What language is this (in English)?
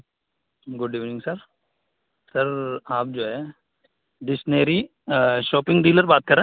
Urdu